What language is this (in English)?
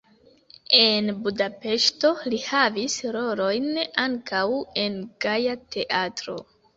Esperanto